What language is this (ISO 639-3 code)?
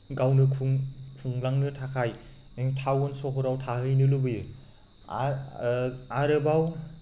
brx